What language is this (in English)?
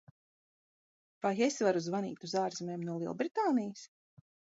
Latvian